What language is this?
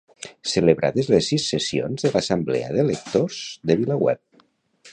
Catalan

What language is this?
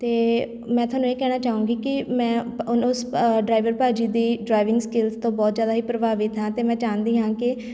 Punjabi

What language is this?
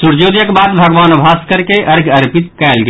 Maithili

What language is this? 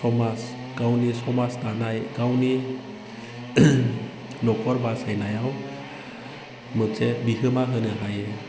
Bodo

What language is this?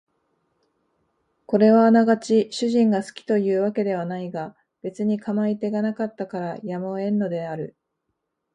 Japanese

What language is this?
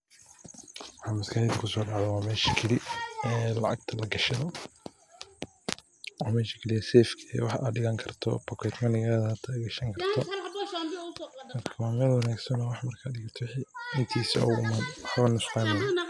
Somali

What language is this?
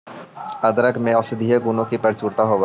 Magahi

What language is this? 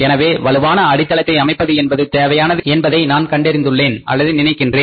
Tamil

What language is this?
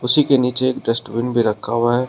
Hindi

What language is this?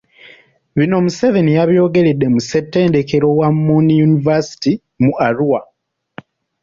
Ganda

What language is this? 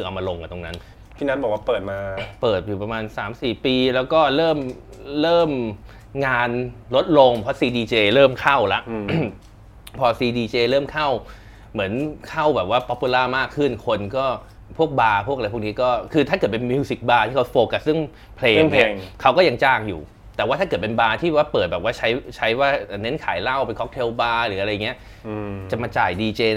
Thai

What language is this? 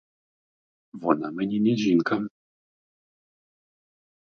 Ukrainian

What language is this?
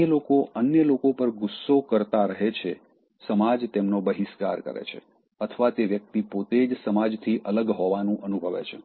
Gujarati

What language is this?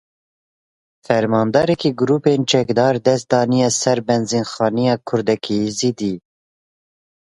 Kurdish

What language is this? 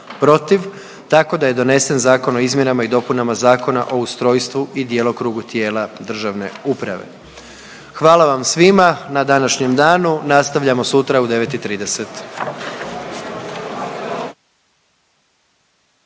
Croatian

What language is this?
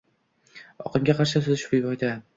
Uzbek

